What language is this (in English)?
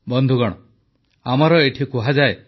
Odia